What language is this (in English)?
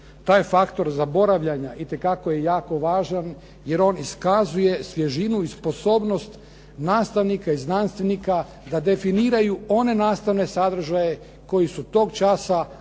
Croatian